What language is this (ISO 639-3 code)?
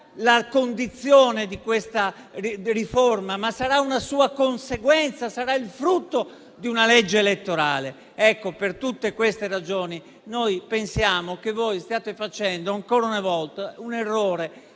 ita